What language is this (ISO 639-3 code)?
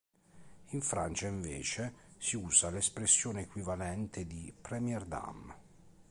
ita